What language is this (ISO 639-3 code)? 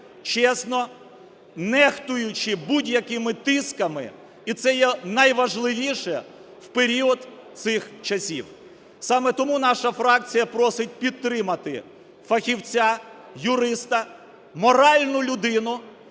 ukr